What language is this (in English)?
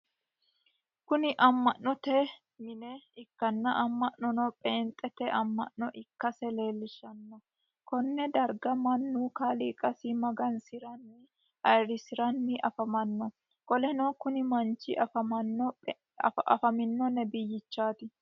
Sidamo